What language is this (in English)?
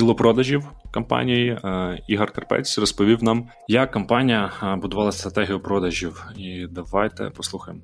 Ukrainian